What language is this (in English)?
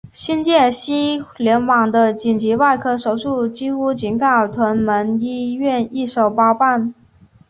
Chinese